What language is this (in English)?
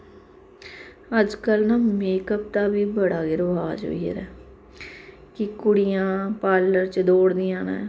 Dogri